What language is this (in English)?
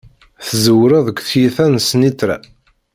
Kabyle